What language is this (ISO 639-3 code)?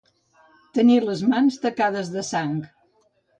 cat